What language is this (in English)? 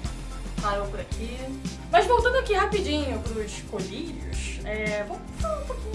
Portuguese